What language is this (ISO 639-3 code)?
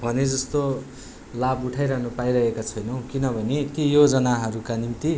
nep